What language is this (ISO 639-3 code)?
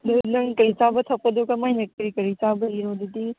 mni